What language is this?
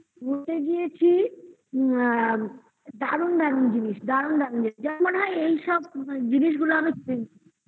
Bangla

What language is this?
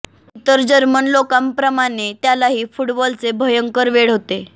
Marathi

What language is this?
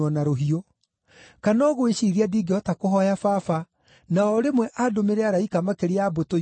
Kikuyu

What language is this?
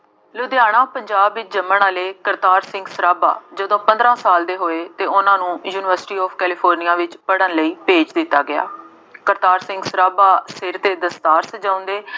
Punjabi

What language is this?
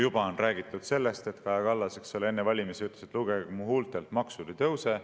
Estonian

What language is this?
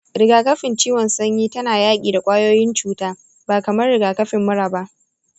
Hausa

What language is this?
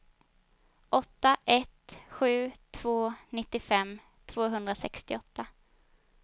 Swedish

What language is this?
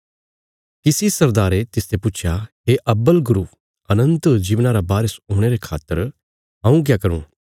Bilaspuri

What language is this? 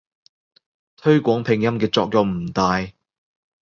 Cantonese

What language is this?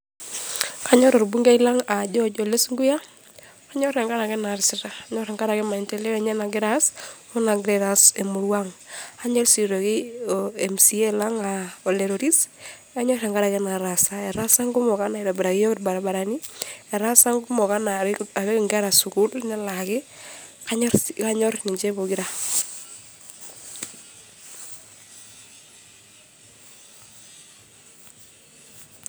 Masai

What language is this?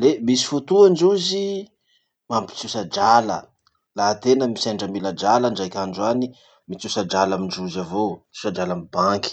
Masikoro Malagasy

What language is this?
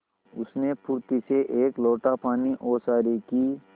Hindi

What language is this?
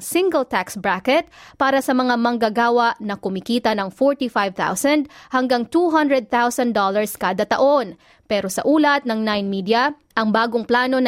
Filipino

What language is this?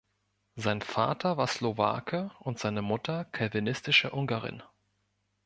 German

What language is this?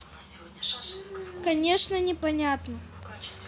Russian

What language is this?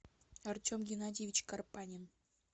Russian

